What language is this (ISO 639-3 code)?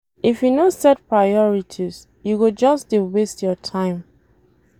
pcm